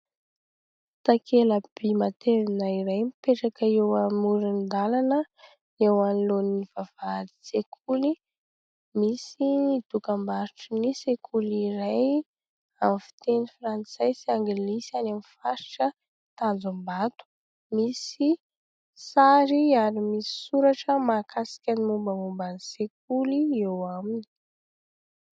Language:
Malagasy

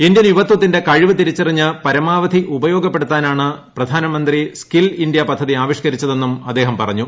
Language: Malayalam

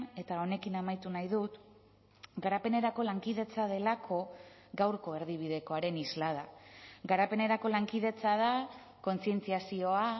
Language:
Basque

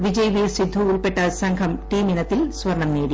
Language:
Malayalam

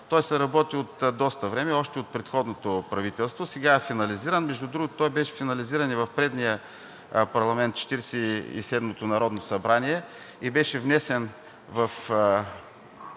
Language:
Bulgarian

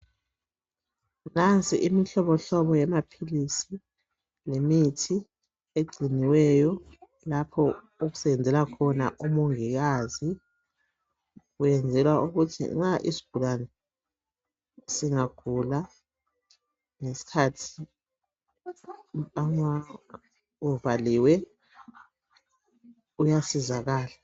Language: North Ndebele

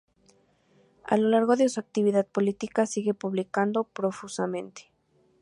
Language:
Spanish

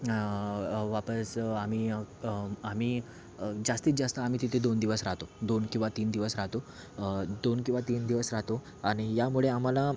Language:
Marathi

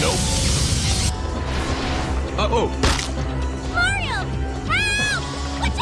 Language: English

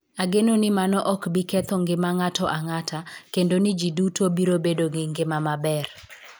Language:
Luo (Kenya and Tanzania)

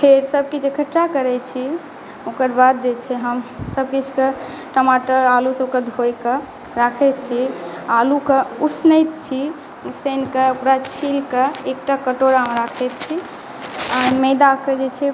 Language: Maithili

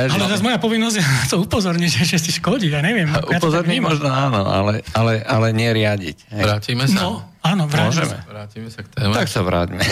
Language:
Slovak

